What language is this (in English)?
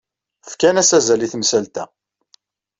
Kabyle